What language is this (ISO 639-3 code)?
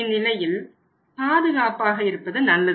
tam